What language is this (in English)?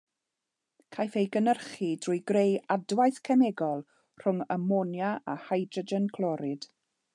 Welsh